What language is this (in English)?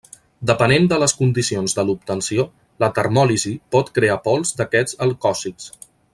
Catalan